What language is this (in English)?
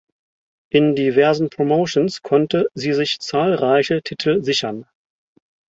German